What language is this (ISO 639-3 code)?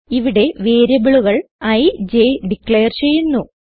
mal